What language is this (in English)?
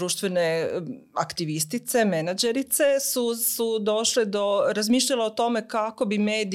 Croatian